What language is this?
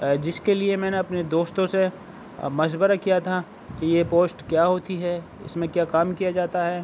Urdu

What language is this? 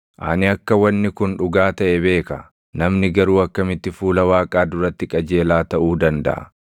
Oromo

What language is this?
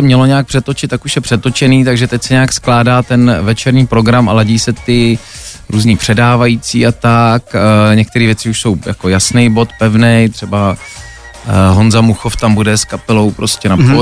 Czech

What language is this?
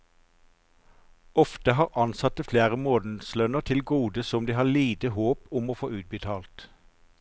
Norwegian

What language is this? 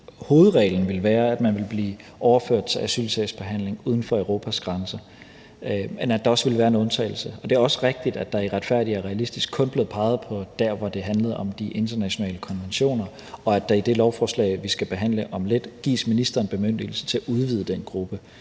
Danish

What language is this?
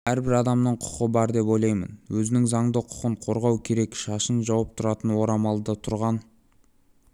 Kazakh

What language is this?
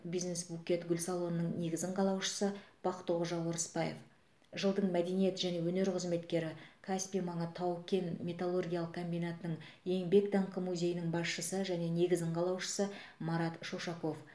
Kazakh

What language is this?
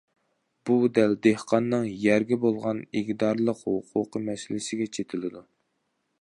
Uyghur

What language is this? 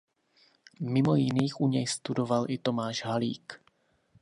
Czech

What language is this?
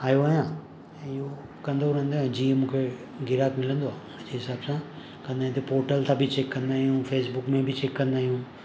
Sindhi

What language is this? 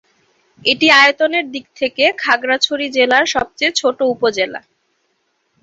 Bangla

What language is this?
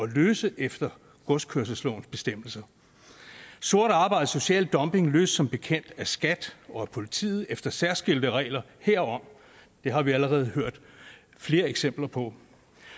Danish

